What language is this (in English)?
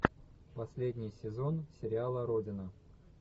Russian